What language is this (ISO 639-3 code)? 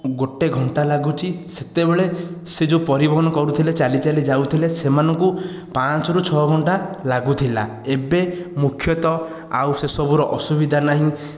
ori